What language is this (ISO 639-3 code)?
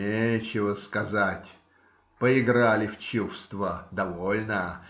rus